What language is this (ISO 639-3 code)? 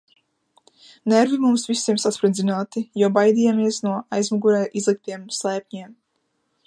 lav